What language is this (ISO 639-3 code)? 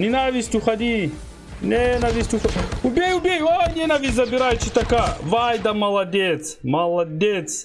rus